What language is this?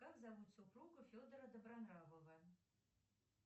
Russian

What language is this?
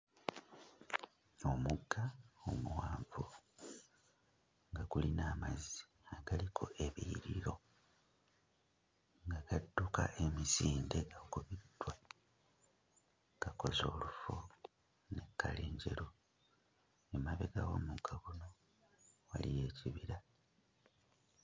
Ganda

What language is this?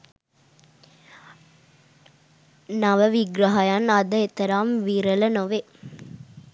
Sinhala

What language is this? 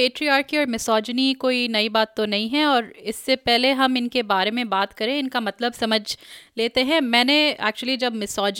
Hindi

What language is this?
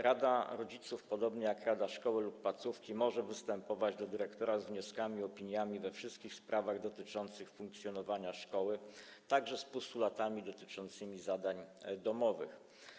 Polish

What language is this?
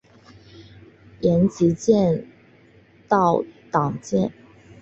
Chinese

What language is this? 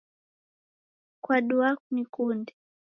Taita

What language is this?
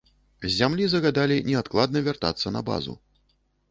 Belarusian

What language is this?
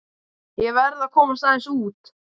Icelandic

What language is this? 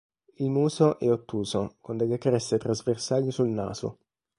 Italian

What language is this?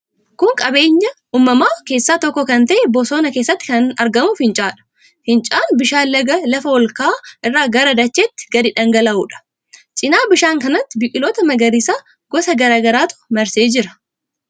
Oromo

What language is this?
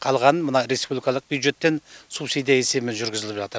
Kazakh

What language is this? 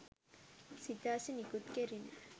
Sinhala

